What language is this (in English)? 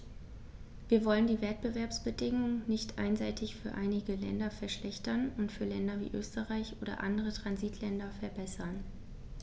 German